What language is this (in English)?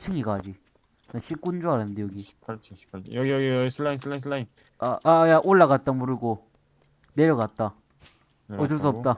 Korean